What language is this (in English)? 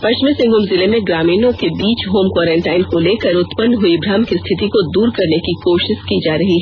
Hindi